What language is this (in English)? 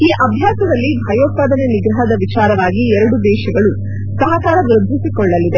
Kannada